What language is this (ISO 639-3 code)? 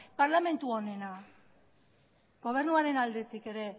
eus